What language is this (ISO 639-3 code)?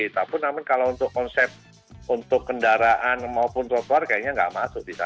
ind